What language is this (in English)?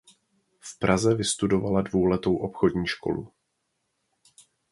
Czech